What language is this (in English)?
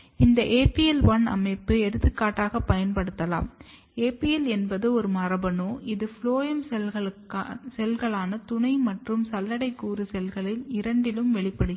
Tamil